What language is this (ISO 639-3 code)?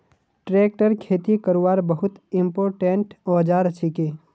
mag